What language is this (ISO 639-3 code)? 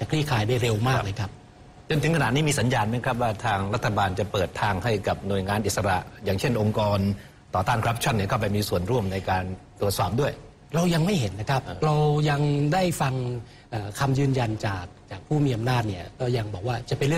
tha